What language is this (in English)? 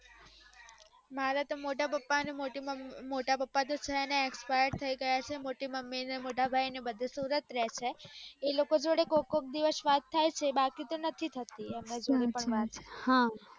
Gujarati